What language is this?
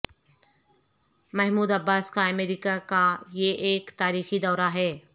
Urdu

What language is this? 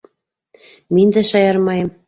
Bashkir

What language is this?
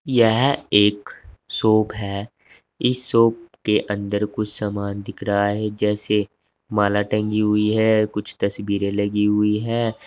Hindi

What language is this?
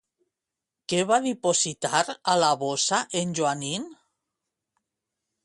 Catalan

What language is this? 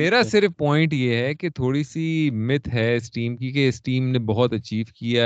Urdu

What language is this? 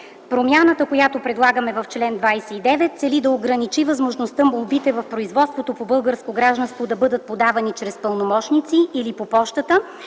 Bulgarian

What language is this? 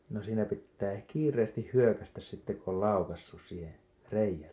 Finnish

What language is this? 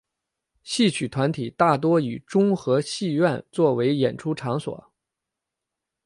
Chinese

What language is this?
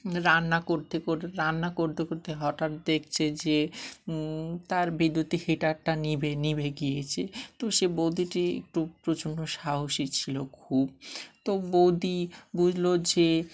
Bangla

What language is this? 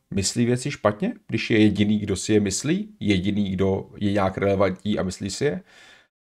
Czech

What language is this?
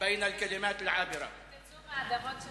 Hebrew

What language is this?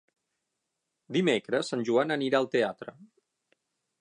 Catalan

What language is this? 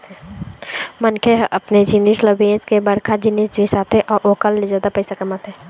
Chhattisgarhi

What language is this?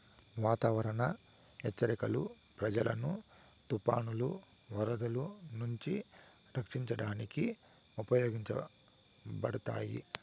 Telugu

